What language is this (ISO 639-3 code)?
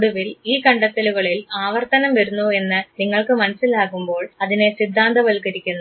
mal